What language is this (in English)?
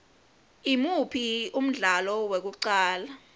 Swati